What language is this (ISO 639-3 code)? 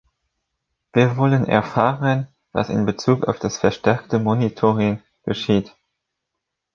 deu